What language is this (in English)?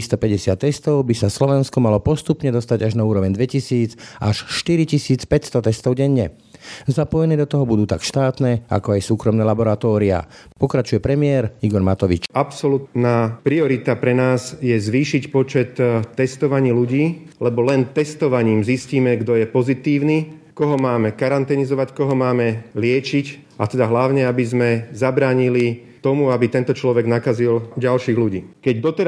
Slovak